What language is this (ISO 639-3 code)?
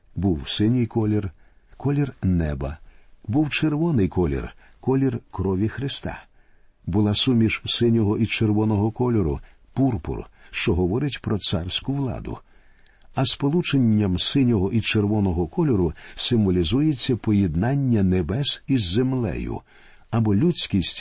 ukr